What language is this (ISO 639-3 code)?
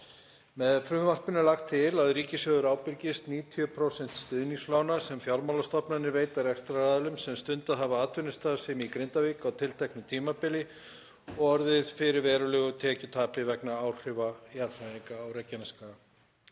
isl